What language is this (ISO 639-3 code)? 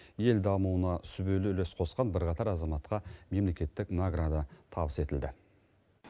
kaz